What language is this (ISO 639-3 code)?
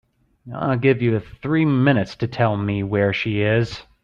eng